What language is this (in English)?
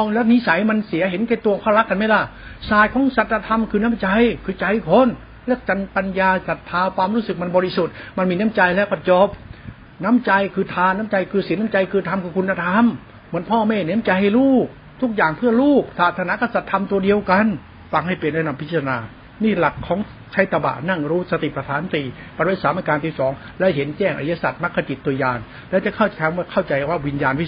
Thai